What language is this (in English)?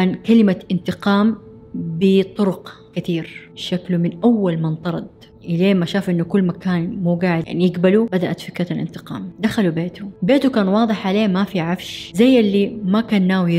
Arabic